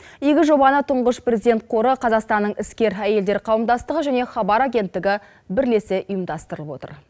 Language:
Kazakh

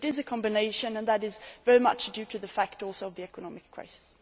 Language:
English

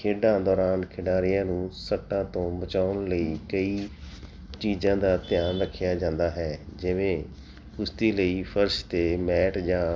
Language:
Punjabi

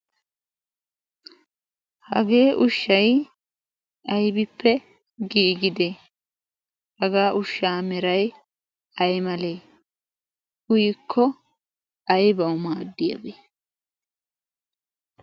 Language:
Wolaytta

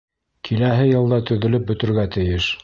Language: Bashkir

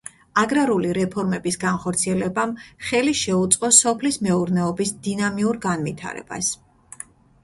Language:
Georgian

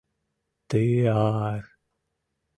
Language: Mari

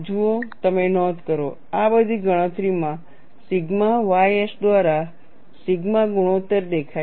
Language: Gujarati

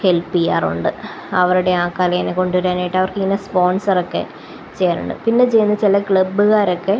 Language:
Malayalam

